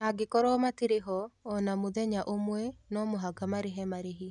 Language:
Kikuyu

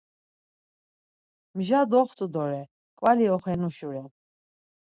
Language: Laz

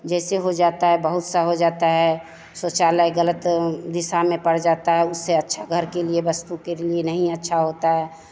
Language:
Hindi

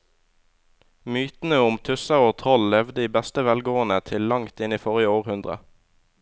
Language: Norwegian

